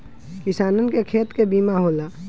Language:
Bhojpuri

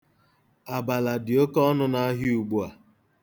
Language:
Igbo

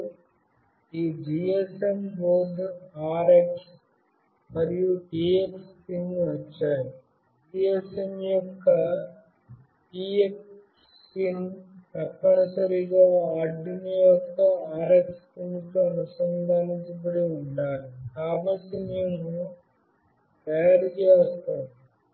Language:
Telugu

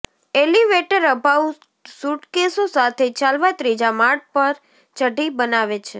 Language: Gujarati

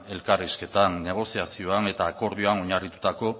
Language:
Basque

